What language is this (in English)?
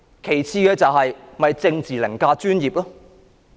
Cantonese